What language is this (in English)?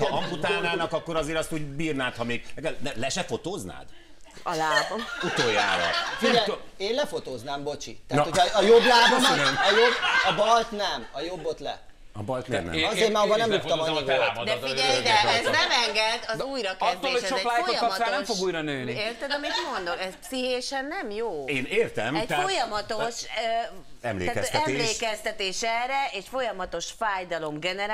Hungarian